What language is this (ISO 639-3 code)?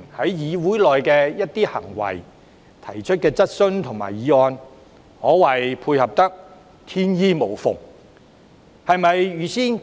yue